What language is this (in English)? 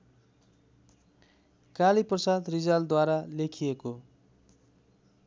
Nepali